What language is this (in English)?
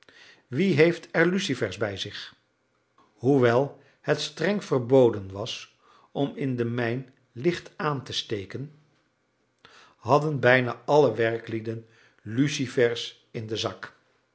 Dutch